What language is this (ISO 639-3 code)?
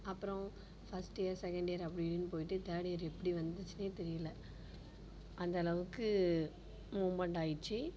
tam